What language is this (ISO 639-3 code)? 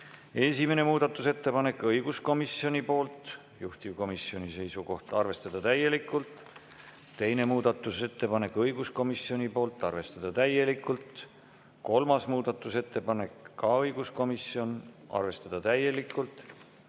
est